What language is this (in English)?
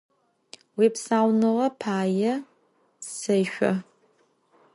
Adyghe